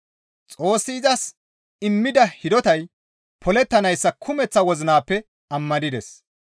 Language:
Gamo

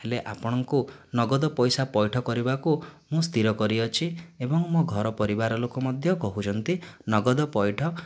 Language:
Odia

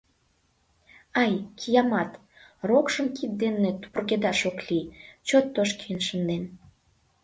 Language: Mari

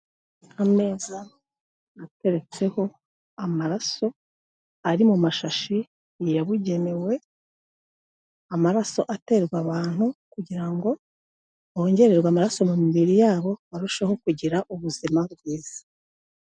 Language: Kinyarwanda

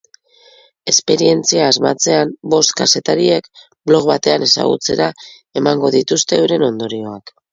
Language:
Basque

